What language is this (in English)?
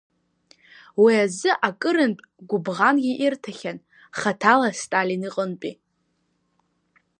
Abkhazian